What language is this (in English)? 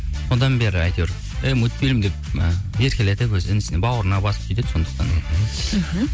Kazakh